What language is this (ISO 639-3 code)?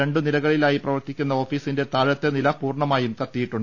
mal